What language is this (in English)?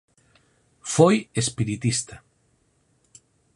Galician